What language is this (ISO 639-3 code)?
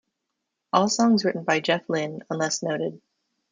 eng